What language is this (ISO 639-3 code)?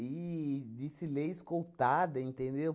por